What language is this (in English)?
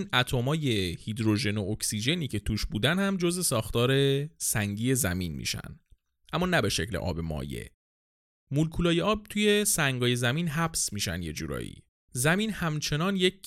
Persian